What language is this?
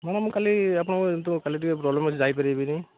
Odia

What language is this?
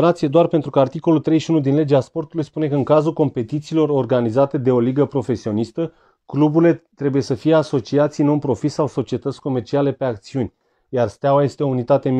Romanian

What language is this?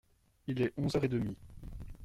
French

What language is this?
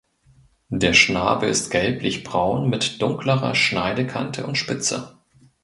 German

